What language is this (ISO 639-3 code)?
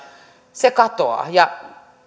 fin